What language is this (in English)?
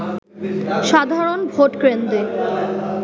Bangla